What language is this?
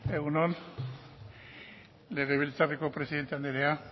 Basque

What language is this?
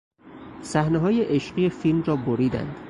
Persian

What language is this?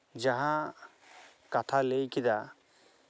Santali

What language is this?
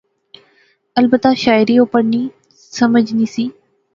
Pahari-Potwari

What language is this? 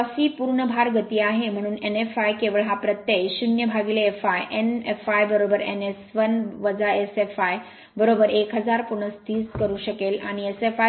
Marathi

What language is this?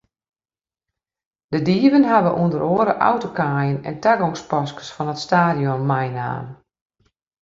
Western Frisian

